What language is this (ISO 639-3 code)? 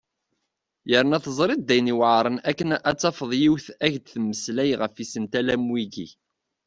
kab